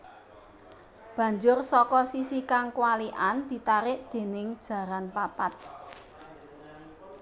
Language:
Javanese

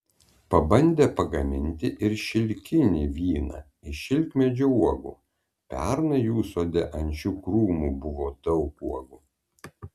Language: Lithuanian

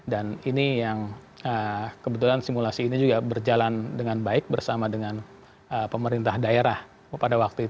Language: Indonesian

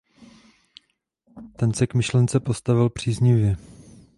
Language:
Czech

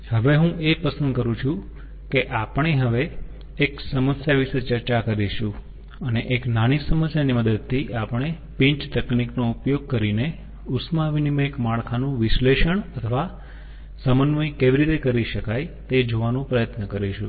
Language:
Gujarati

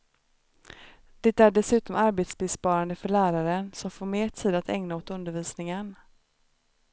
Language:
Swedish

